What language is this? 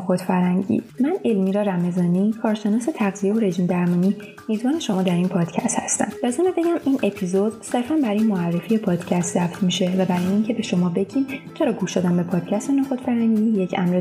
Persian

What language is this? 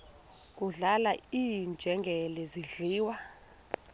Xhosa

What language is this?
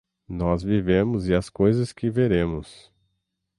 Portuguese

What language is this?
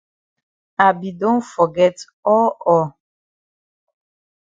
Cameroon Pidgin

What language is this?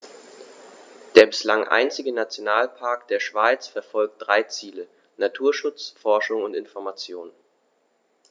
German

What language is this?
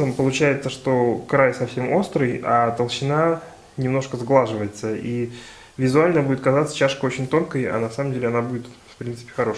Russian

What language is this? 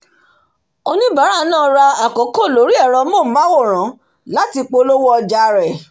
Yoruba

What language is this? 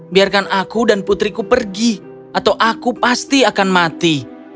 Indonesian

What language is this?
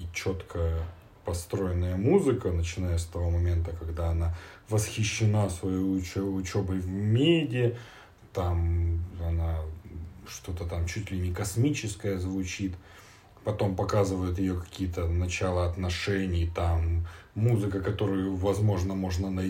Russian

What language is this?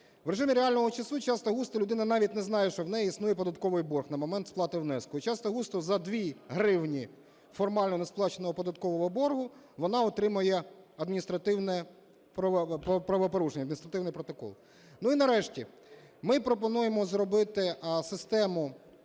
Ukrainian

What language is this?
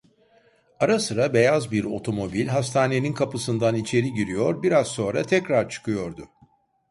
Turkish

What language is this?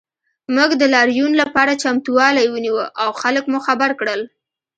Pashto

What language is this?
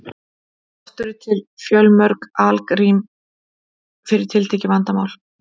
Icelandic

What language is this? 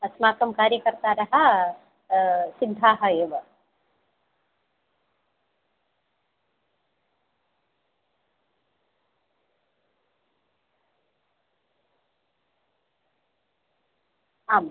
Sanskrit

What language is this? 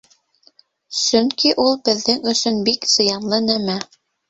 Bashkir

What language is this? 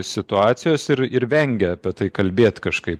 Lithuanian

